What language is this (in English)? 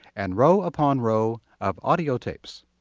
English